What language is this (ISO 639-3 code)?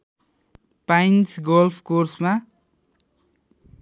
nep